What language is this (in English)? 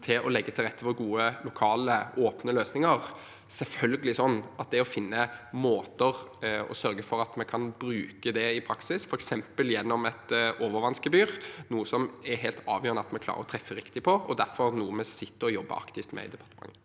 Norwegian